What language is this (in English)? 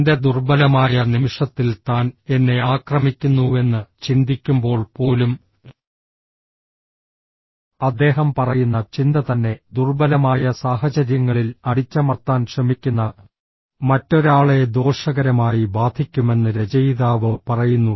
Malayalam